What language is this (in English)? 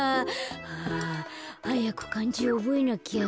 Japanese